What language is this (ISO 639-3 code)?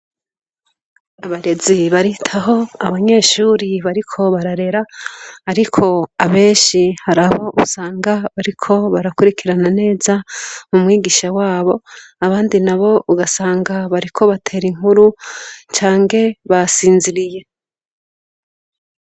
run